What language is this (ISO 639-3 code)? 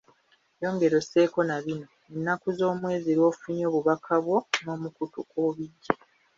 lug